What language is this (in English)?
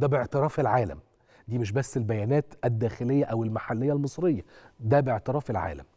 Arabic